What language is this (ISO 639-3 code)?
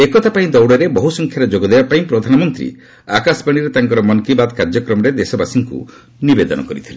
ori